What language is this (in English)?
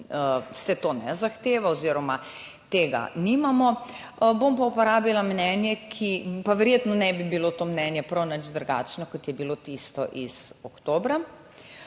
Slovenian